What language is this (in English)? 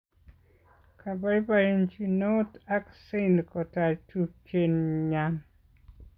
Kalenjin